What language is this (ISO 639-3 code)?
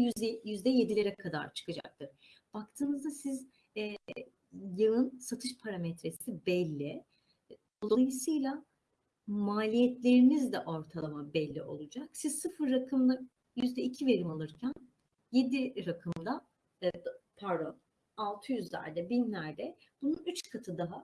tur